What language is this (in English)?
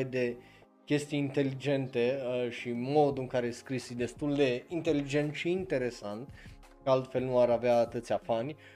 Romanian